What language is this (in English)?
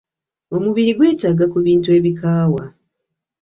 Ganda